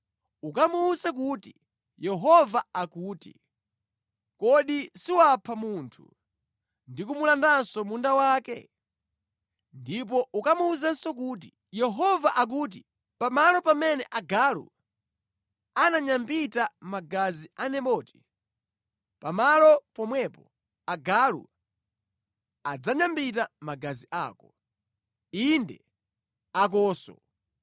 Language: Nyanja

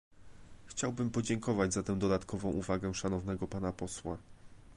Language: Polish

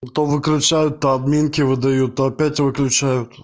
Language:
Russian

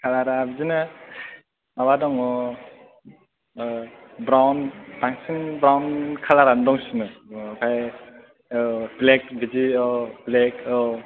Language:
Bodo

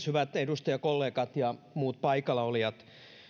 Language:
Finnish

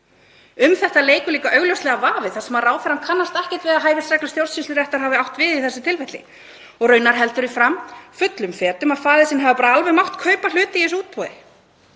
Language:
Icelandic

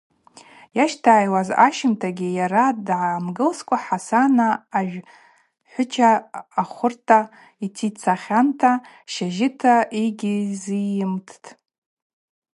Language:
Abaza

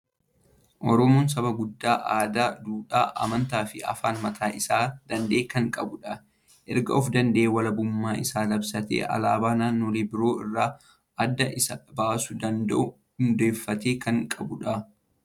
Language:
Oromo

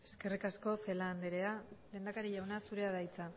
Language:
Basque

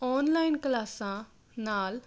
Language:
Punjabi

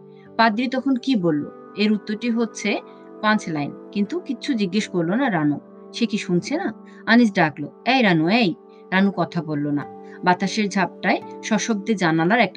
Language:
Bangla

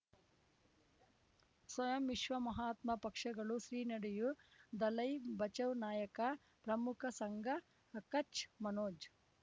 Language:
Kannada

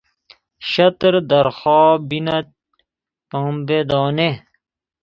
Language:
Persian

